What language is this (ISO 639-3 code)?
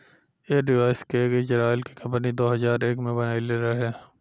bho